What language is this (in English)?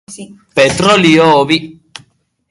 Basque